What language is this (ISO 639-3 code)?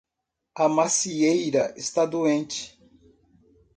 por